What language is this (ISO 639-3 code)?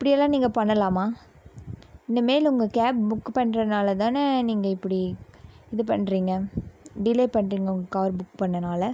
tam